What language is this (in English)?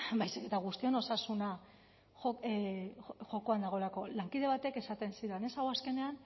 Basque